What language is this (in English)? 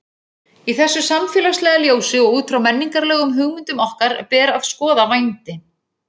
Icelandic